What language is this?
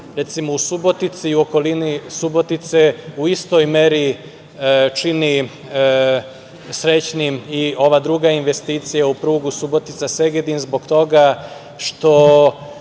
Serbian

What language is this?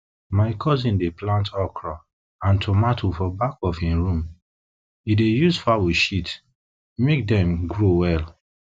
Nigerian Pidgin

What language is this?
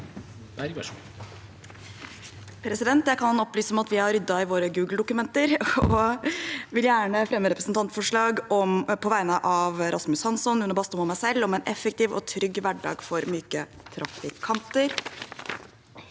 Norwegian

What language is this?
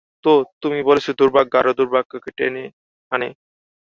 Bangla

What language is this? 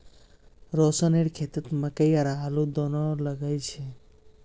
Magahi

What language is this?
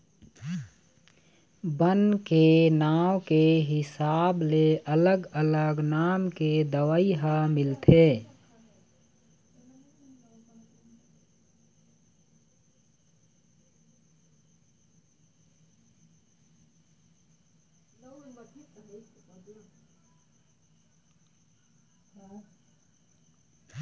Chhattisgarhi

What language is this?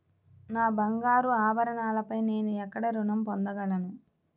Telugu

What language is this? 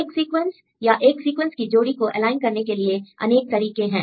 Hindi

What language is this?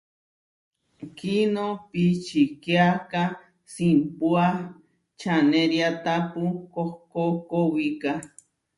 Huarijio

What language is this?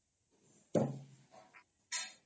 Odia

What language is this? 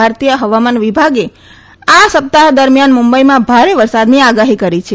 Gujarati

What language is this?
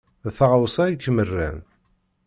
Kabyle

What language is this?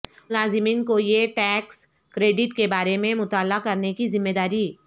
Urdu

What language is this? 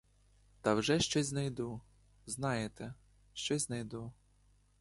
Ukrainian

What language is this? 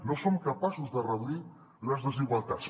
Catalan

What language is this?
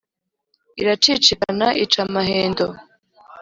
Kinyarwanda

